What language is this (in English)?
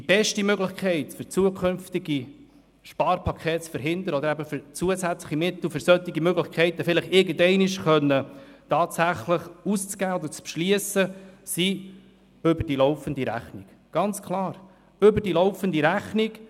Swiss German